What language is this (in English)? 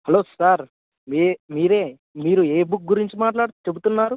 Telugu